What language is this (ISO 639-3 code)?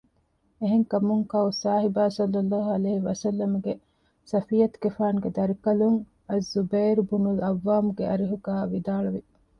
div